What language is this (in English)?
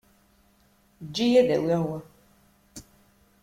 Kabyle